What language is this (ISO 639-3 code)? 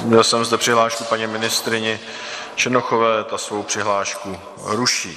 ces